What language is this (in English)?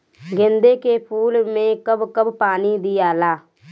Bhojpuri